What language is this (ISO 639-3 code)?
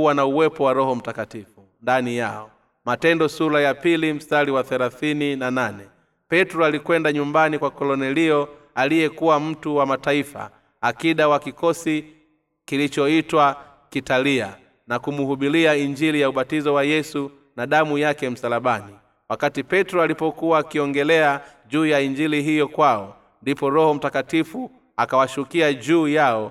swa